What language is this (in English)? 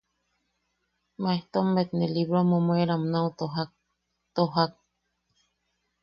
Yaqui